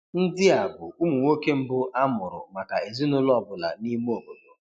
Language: Igbo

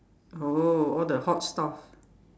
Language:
English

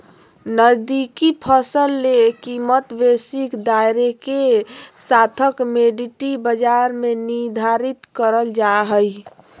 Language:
Magahi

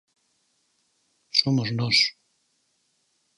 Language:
Galician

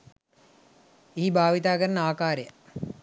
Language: Sinhala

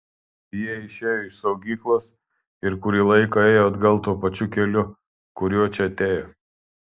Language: Lithuanian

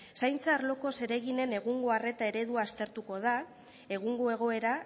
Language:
Basque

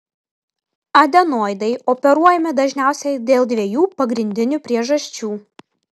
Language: Lithuanian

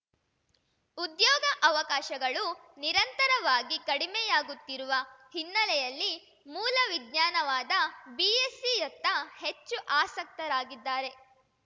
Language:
Kannada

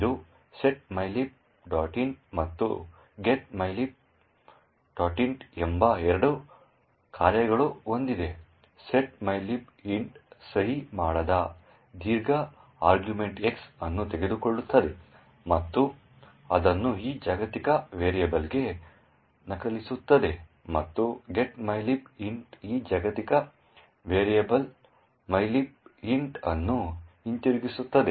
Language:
Kannada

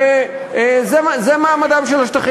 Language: Hebrew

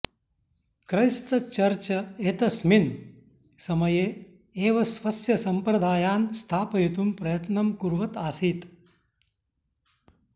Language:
Sanskrit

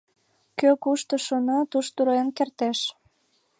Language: Mari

